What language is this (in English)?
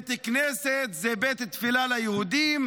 Hebrew